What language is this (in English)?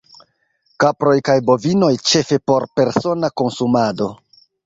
Esperanto